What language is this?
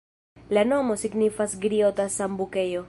Esperanto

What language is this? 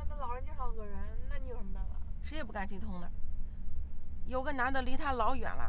Chinese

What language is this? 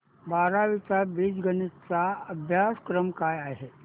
Marathi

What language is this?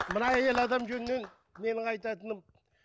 Kazakh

